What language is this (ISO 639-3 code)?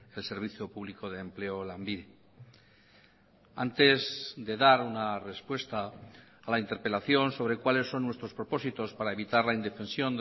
spa